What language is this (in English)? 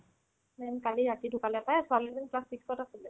Assamese